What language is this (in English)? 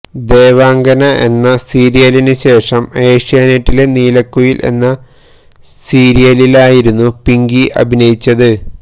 Malayalam